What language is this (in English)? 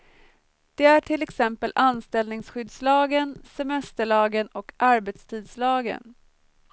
Swedish